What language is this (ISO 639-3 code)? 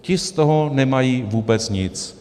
ces